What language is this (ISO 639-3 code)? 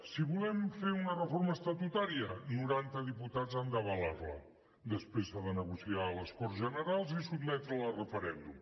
cat